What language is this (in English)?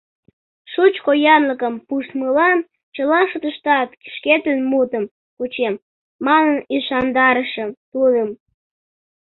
Mari